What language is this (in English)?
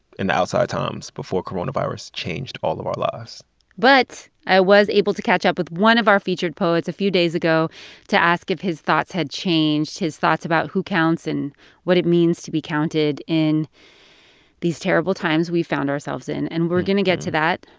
English